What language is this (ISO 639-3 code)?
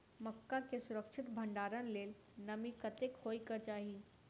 mai